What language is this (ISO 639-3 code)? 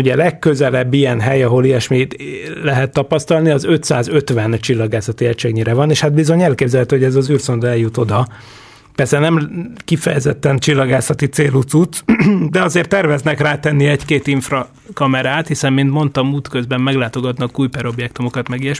hun